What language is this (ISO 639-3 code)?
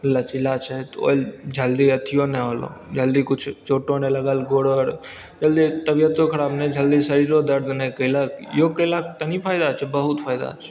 mai